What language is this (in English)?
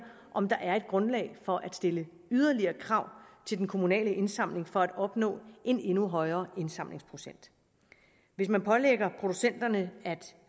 Danish